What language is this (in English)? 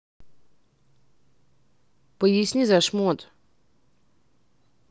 Russian